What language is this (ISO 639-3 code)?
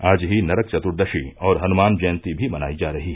hin